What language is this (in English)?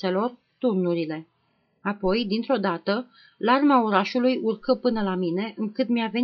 Romanian